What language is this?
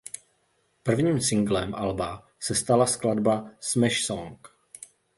Czech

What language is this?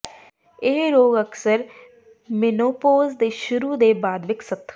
Punjabi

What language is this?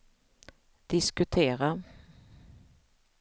Swedish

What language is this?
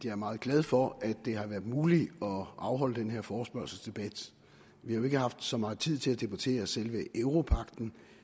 Danish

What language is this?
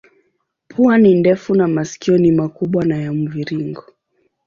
Swahili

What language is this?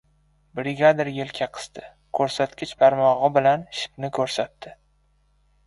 Uzbek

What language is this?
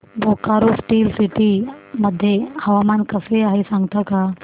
Marathi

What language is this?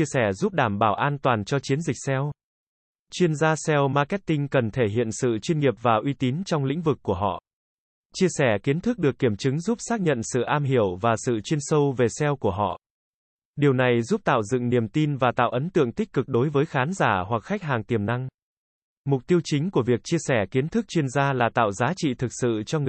Vietnamese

